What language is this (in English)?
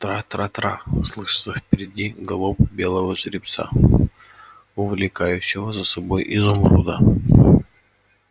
Russian